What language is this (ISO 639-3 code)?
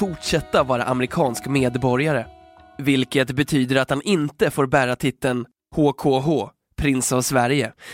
swe